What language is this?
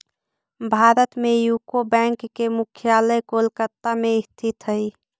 Magahi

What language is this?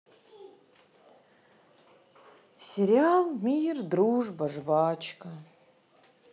Russian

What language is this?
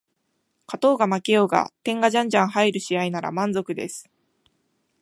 Japanese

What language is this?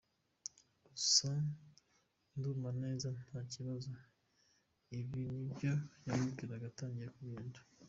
Kinyarwanda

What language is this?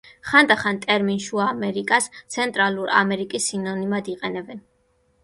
Georgian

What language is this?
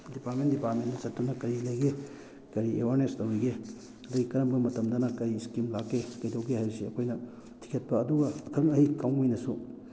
Manipuri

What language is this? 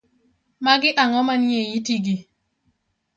Luo (Kenya and Tanzania)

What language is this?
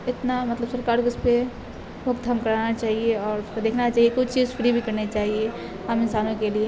Urdu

